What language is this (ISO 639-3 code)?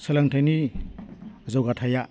brx